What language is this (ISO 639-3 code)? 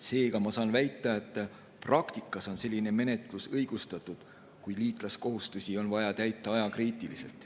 est